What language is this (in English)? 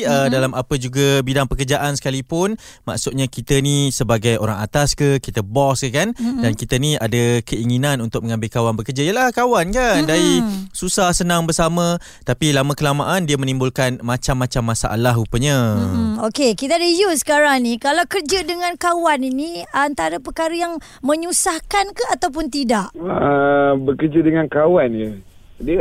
Malay